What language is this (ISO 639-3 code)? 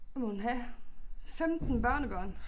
dan